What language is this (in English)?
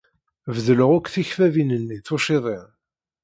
Kabyle